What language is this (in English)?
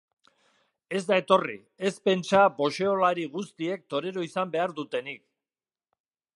Basque